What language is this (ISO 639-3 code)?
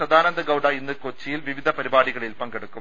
mal